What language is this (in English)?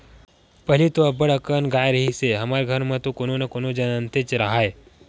Chhattisgarhi